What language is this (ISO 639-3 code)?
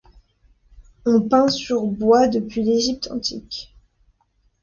fra